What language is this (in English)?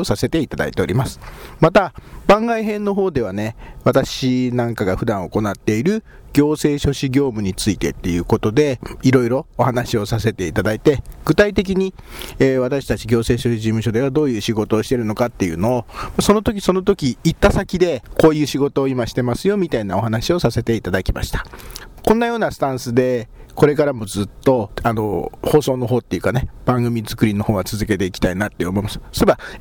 Japanese